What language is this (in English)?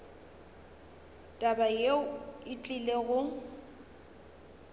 Northern Sotho